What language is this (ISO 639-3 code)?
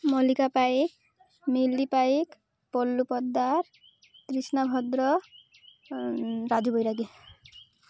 ori